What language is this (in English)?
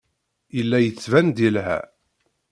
Kabyle